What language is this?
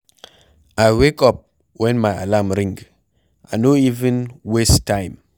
Nigerian Pidgin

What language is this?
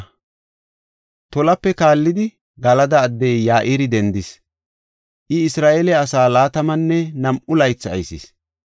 Gofa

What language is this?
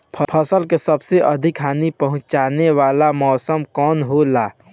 Bhojpuri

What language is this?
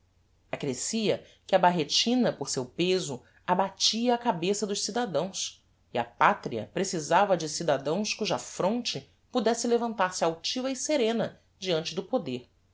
Portuguese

